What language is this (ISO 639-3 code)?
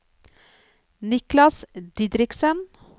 nor